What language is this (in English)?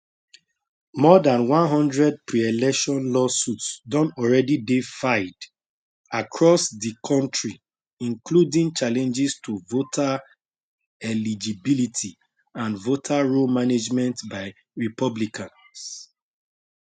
Nigerian Pidgin